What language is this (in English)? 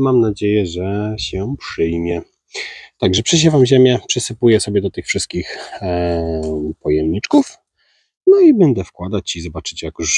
Polish